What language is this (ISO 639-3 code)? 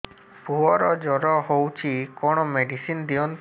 ori